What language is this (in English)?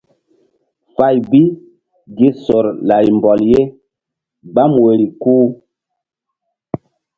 Mbum